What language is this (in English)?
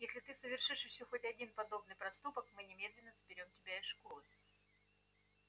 Russian